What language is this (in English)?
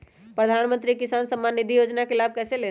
Magahi